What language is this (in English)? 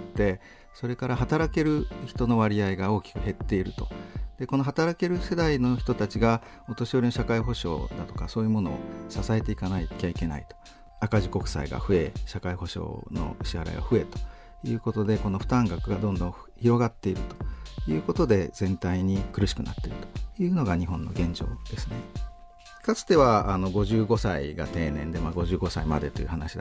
Japanese